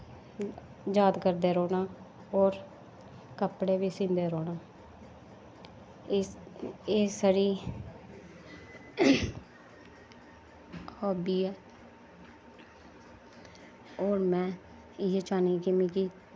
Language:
Dogri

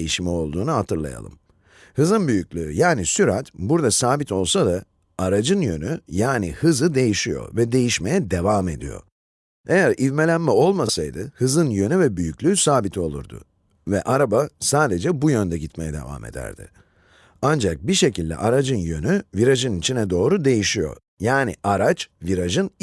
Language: Turkish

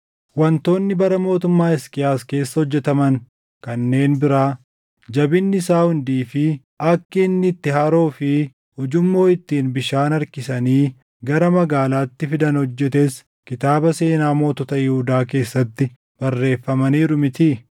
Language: Oromo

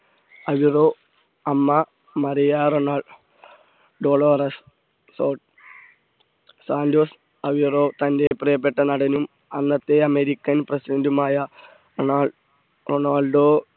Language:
Malayalam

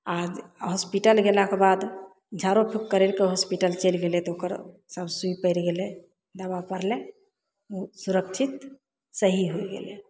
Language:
Maithili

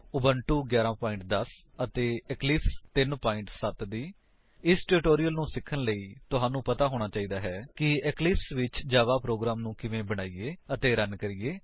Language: Punjabi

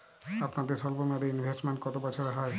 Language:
Bangla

